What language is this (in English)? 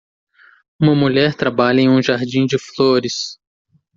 Portuguese